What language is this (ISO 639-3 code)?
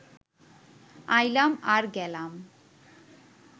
ben